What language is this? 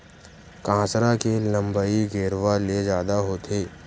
Chhattisgarhi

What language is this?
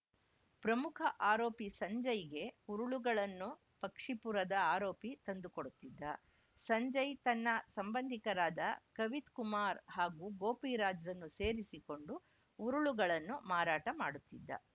Kannada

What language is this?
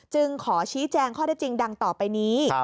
Thai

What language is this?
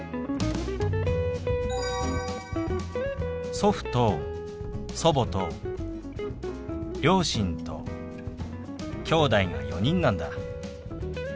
Japanese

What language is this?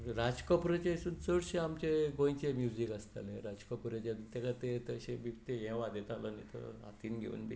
Konkani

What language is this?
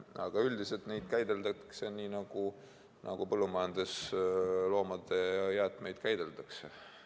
Estonian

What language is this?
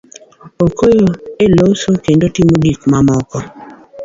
Luo (Kenya and Tanzania)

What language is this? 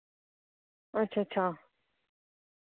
Dogri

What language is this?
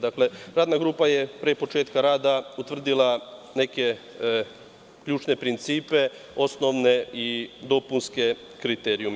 Serbian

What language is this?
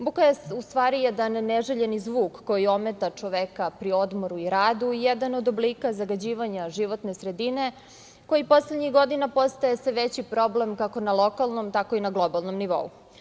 Serbian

